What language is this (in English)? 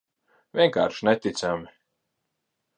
Latvian